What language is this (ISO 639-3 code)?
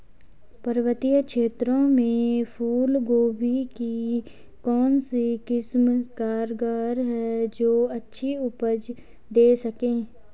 hin